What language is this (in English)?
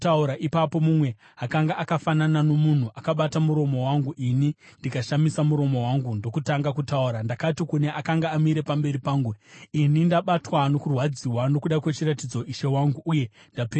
Shona